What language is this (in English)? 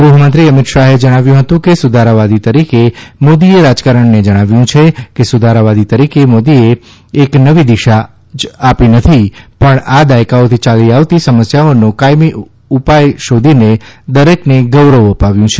Gujarati